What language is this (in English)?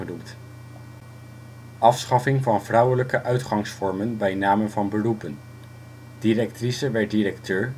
Dutch